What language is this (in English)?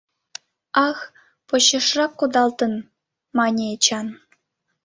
Mari